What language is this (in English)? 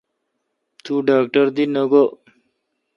Kalkoti